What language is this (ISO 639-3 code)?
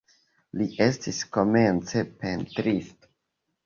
epo